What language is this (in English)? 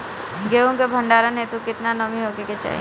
Bhojpuri